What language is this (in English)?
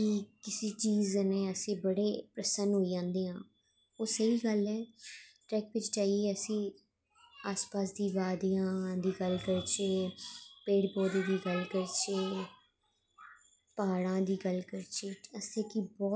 Dogri